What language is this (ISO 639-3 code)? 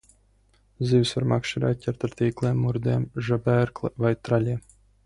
lav